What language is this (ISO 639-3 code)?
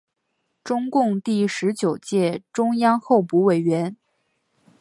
zho